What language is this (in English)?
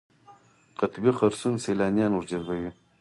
Pashto